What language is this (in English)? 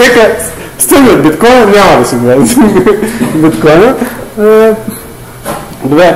Bulgarian